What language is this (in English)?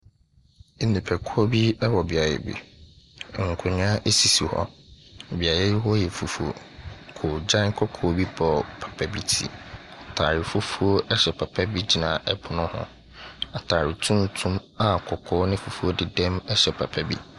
Akan